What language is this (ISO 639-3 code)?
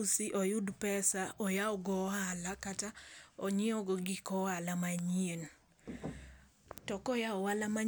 luo